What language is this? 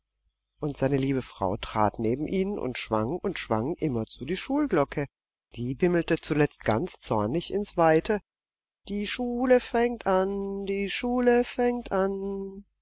German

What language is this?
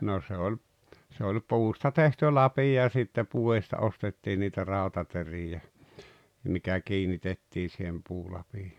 Finnish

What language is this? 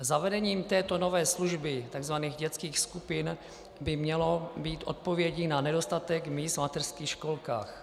Czech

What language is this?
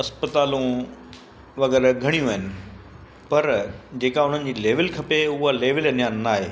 Sindhi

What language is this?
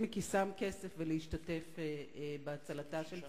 Hebrew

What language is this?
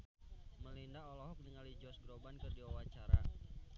Sundanese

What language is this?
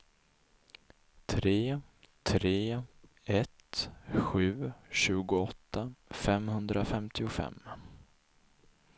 Swedish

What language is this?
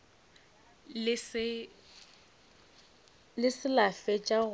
Northern Sotho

